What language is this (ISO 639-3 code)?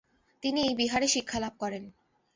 ben